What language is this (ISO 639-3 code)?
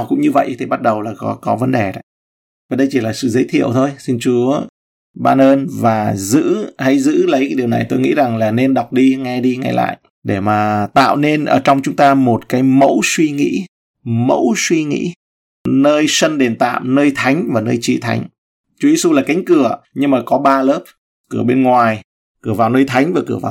vie